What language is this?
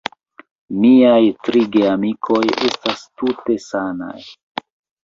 Esperanto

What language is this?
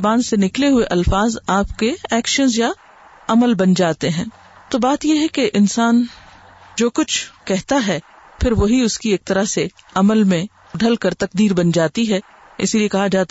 Urdu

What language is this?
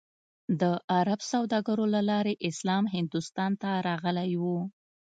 Pashto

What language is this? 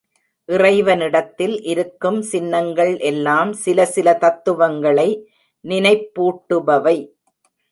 Tamil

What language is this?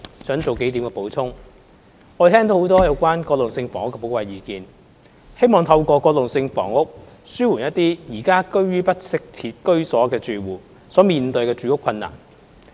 Cantonese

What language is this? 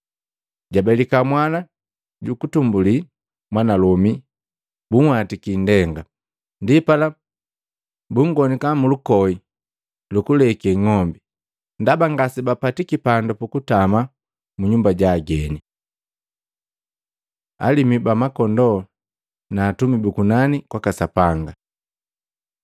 Matengo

